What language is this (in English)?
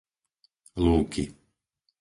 Slovak